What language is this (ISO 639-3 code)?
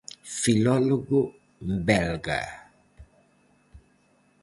glg